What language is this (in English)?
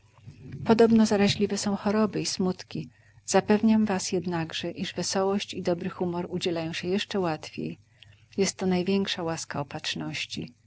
Polish